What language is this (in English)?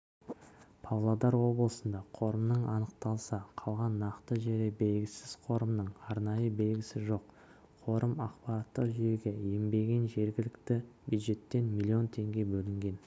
Kazakh